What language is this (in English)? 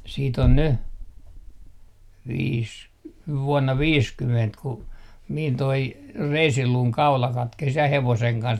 Finnish